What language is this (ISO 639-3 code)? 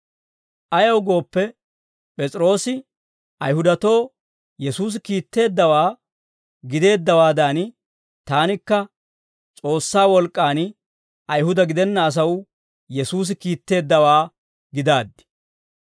dwr